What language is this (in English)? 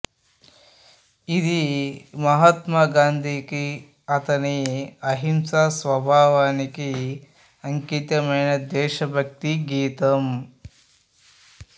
Telugu